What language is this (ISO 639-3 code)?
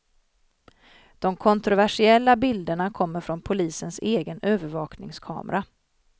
swe